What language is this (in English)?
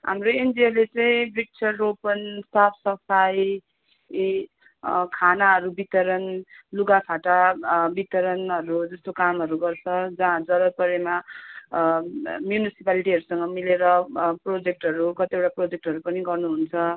Nepali